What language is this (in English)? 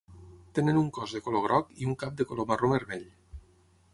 Catalan